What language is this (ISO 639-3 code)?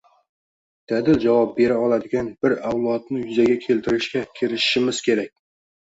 uzb